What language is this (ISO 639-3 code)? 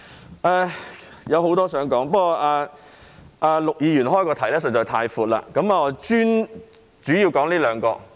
yue